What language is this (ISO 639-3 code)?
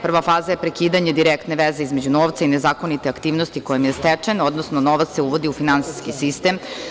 srp